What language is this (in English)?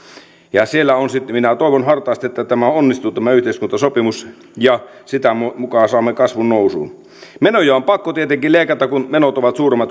Finnish